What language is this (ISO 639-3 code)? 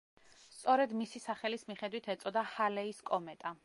kat